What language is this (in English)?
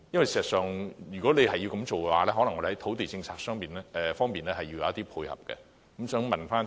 Cantonese